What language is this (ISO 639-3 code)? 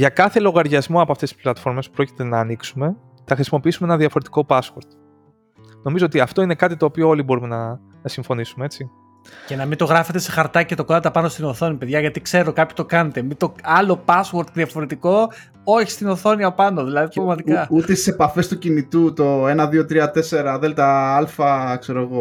ell